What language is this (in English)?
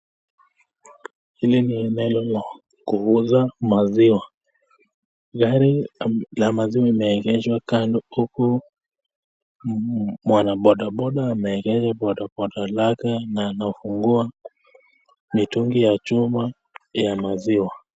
Swahili